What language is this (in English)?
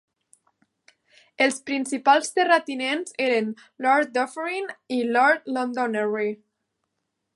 Catalan